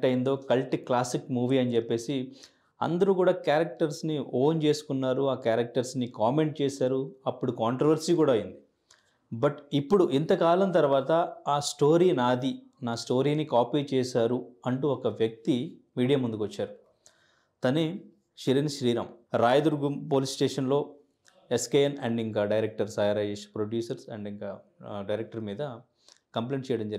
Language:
Telugu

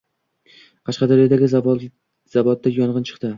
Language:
Uzbek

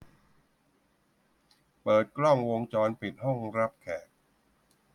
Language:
Thai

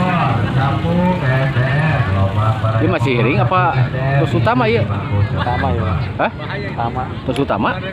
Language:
Indonesian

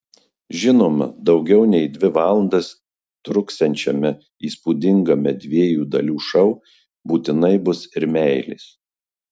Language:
Lithuanian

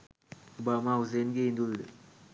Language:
Sinhala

